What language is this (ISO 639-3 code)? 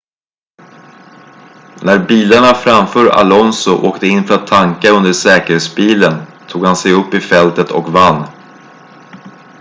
swe